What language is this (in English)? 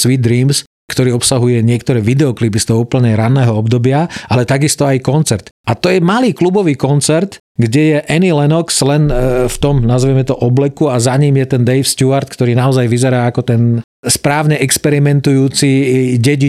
Slovak